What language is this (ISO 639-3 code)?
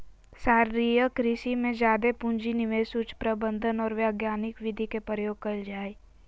mag